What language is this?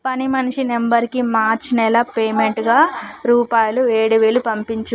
Telugu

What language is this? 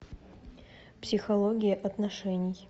Russian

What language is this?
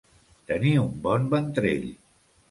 Catalan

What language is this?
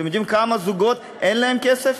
Hebrew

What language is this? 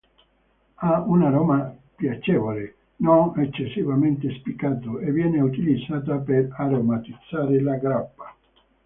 Italian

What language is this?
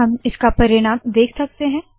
Hindi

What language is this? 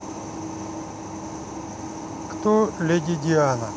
Russian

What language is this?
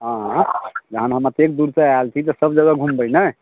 Maithili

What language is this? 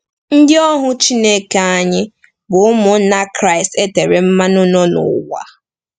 Igbo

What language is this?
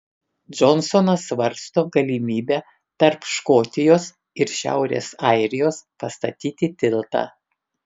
Lithuanian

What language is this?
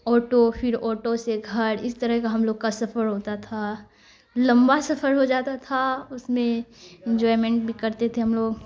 Urdu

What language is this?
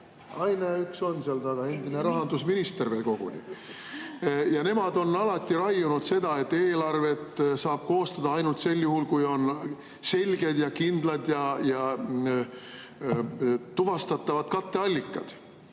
Estonian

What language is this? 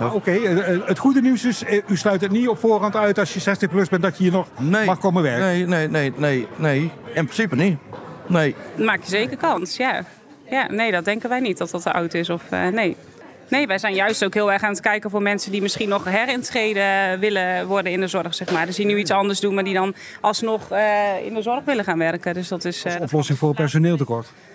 Dutch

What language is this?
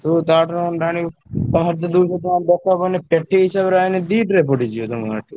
Odia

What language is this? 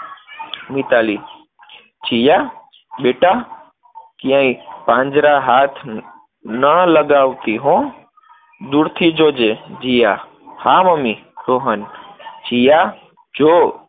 Gujarati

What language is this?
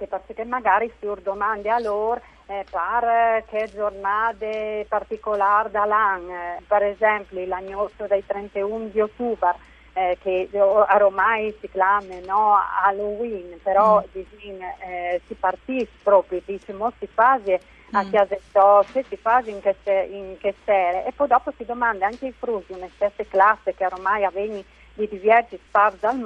Italian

